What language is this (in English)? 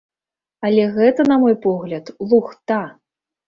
Belarusian